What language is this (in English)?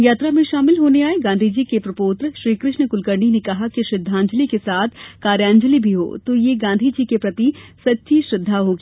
Hindi